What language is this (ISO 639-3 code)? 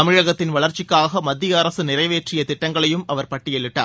tam